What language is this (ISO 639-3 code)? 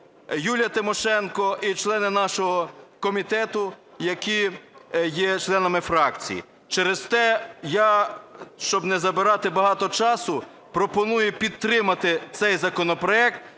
ukr